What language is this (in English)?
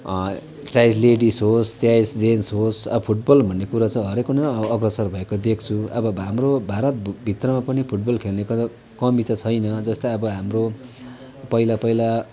Nepali